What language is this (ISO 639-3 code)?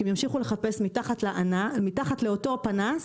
heb